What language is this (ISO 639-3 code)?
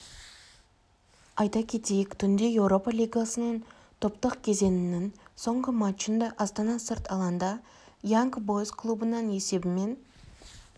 kaz